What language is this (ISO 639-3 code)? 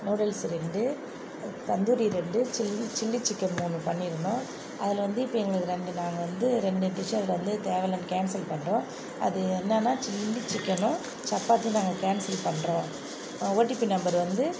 tam